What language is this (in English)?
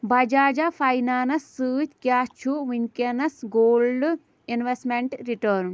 Kashmiri